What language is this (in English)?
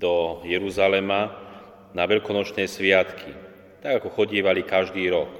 Slovak